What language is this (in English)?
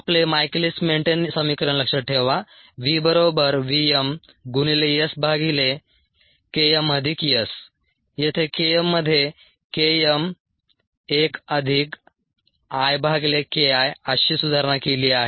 Marathi